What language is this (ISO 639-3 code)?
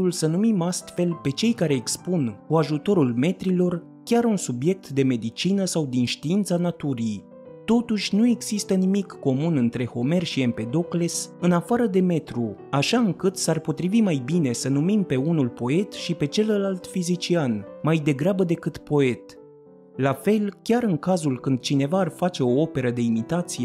ron